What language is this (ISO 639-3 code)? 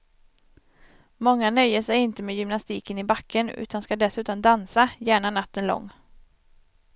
swe